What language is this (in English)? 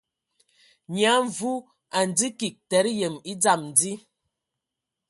Ewondo